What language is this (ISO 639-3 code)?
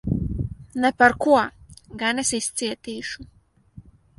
lav